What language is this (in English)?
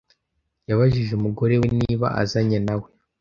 Kinyarwanda